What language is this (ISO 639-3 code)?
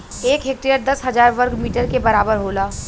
bho